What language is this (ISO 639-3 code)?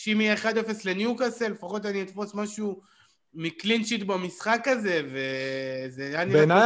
heb